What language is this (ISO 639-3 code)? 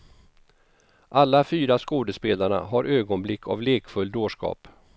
swe